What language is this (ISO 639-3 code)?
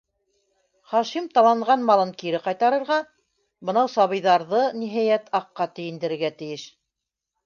bak